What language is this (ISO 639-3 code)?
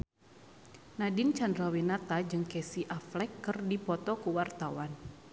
sun